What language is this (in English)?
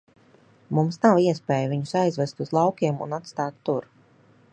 Latvian